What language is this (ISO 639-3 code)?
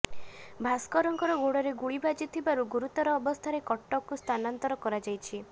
ori